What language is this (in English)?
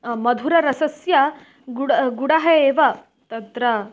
Sanskrit